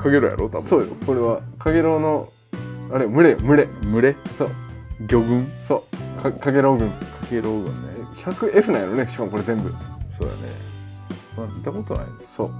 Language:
Japanese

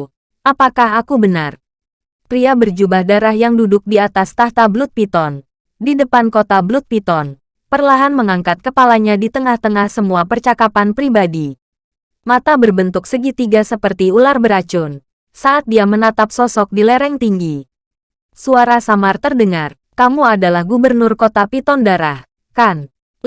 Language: Indonesian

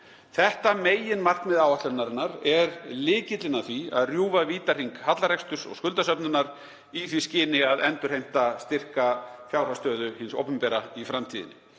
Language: Icelandic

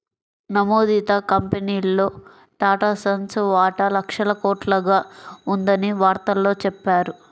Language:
Telugu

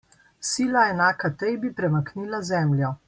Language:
Slovenian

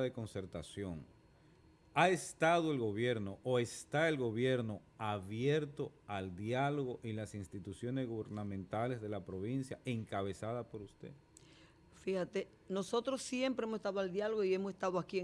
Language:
Spanish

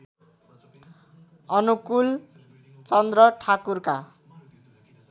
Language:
Nepali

